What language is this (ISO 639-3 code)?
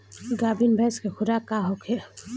bho